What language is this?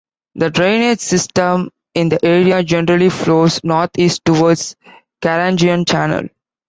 English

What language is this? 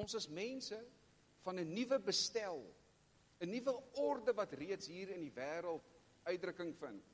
Dutch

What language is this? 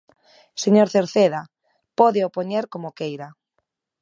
Galician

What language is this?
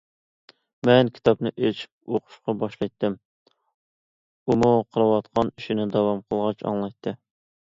Uyghur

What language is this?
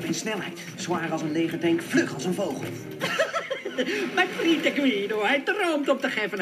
Dutch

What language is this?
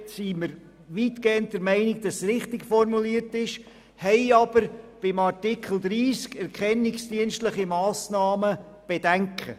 Swiss German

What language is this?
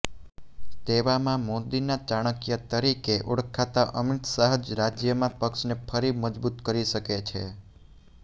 Gujarati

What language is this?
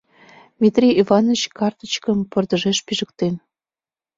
Mari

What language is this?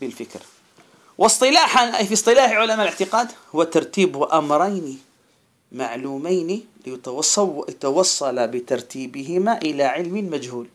Arabic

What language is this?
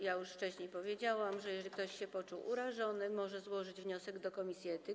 Polish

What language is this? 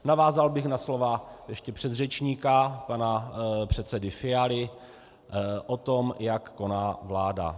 Czech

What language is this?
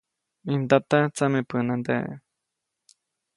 Copainalá Zoque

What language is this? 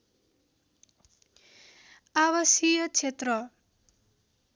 Nepali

